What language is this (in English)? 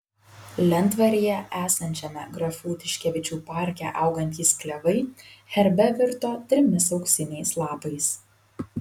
Lithuanian